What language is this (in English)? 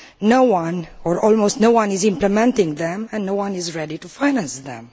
English